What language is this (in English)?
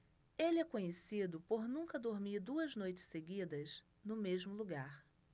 Portuguese